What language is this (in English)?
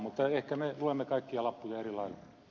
Finnish